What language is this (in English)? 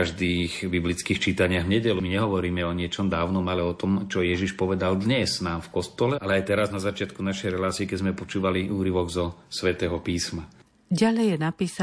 Slovak